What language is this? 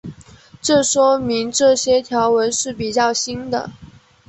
Chinese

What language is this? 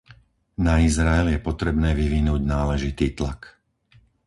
Slovak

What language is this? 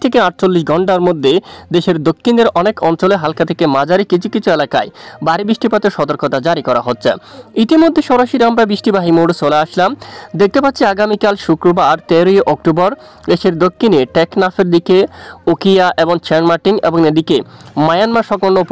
Hindi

